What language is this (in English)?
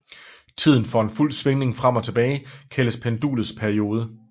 Danish